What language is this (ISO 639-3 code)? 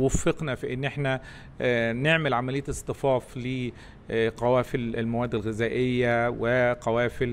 ara